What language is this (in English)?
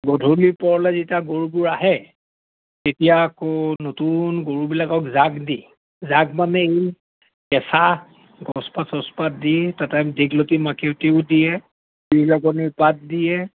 Assamese